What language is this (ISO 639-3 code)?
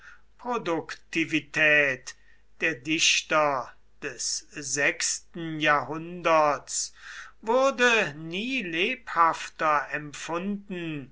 deu